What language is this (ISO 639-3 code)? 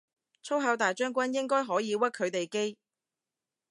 yue